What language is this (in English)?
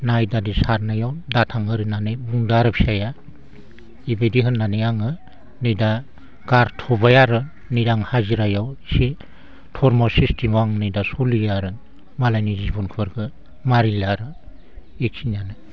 Bodo